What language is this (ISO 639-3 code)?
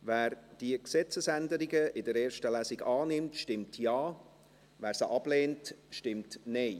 gsw